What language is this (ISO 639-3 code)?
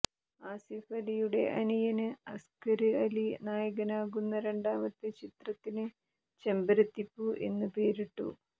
mal